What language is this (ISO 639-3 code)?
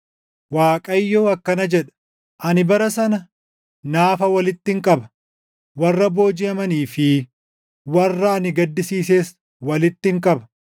orm